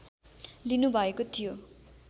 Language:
Nepali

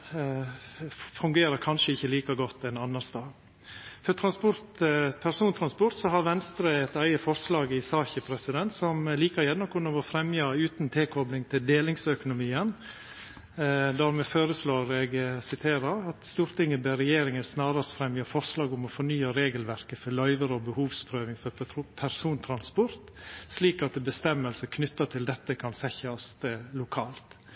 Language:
Norwegian Nynorsk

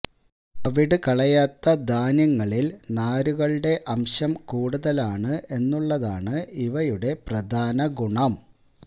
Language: Malayalam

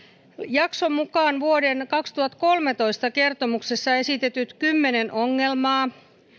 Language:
Finnish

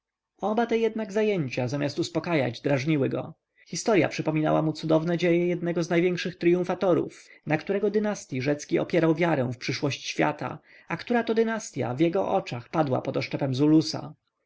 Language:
Polish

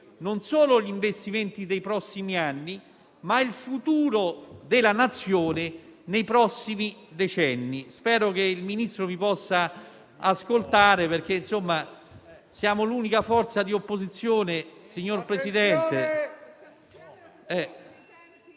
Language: Italian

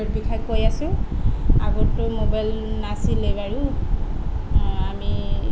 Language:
Assamese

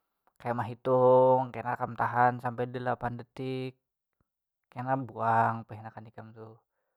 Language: Banjar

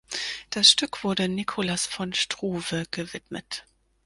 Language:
German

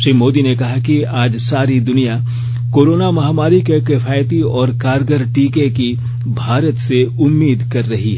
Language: Hindi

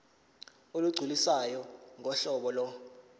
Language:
Zulu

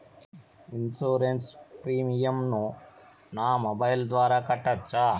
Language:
Telugu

